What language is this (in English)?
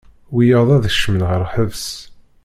Kabyle